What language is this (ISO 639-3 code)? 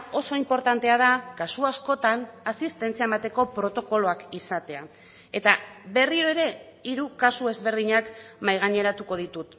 eus